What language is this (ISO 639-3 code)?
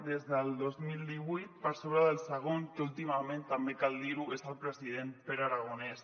cat